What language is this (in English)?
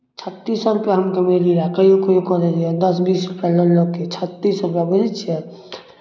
Maithili